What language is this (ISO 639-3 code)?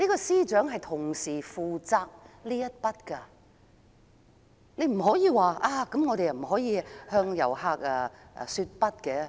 yue